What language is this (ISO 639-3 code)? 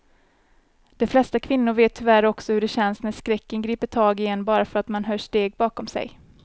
swe